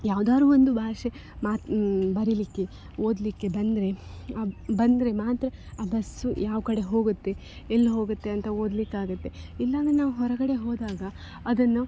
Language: Kannada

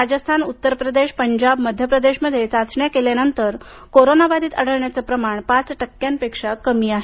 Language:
Marathi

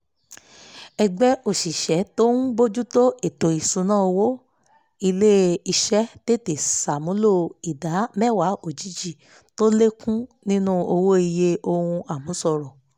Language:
Yoruba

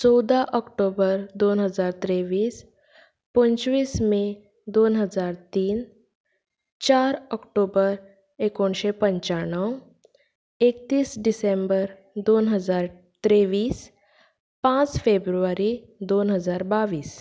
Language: Konkani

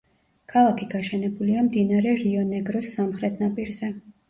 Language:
Georgian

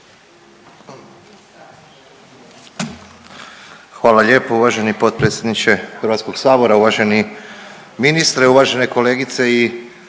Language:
Croatian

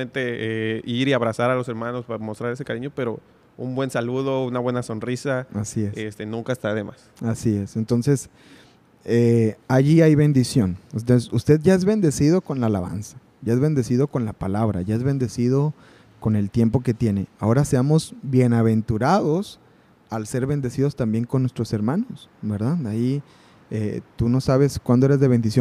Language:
Spanish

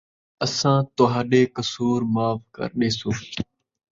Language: Saraiki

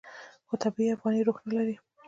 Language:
Pashto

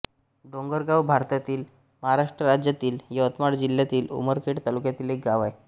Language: Marathi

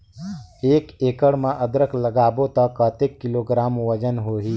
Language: Chhattisgarhi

